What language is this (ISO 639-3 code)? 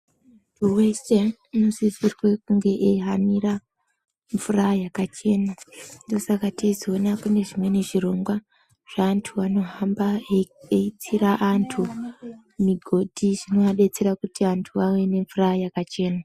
ndc